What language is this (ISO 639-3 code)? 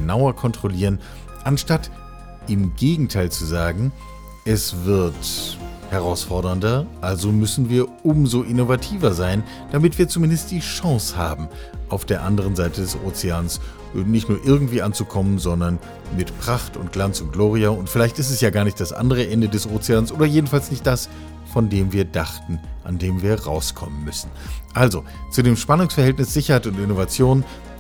deu